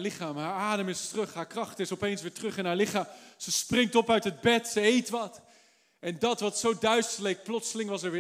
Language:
Dutch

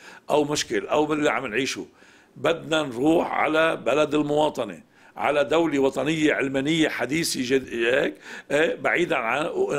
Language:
Arabic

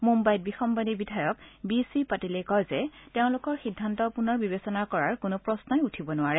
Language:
Assamese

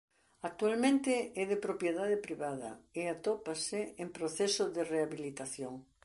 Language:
Galician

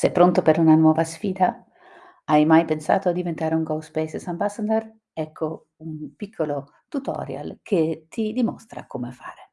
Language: Italian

